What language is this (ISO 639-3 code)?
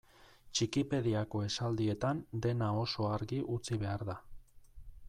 eus